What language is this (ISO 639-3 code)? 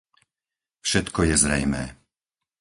slk